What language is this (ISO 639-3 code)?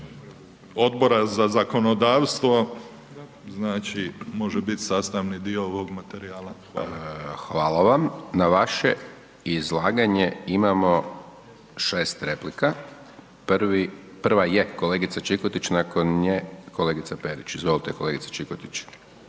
hrv